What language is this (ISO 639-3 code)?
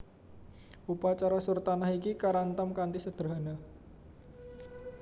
jav